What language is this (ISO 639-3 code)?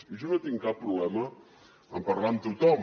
cat